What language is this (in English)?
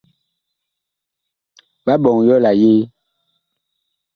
Bakoko